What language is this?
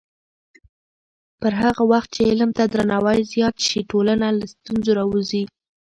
Pashto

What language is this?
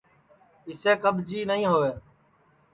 Sansi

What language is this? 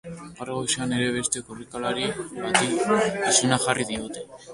Basque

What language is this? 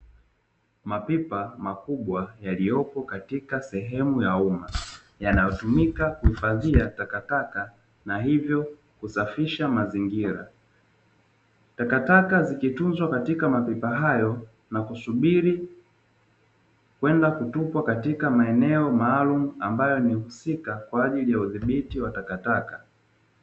Swahili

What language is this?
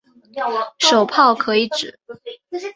Chinese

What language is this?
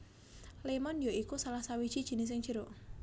Javanese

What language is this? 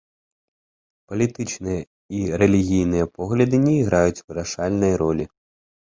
Belarusian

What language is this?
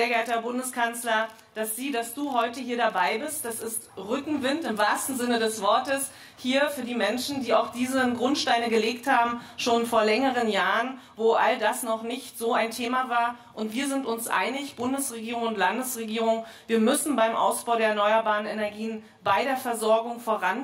German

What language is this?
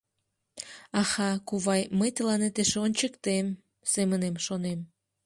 Mari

